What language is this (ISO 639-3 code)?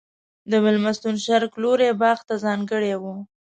pus